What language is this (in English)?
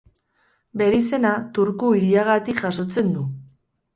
Basque